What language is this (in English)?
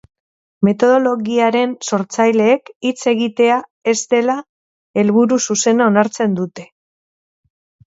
Basque